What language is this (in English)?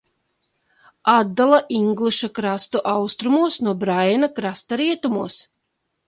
Latvian